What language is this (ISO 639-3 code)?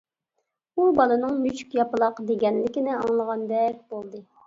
uig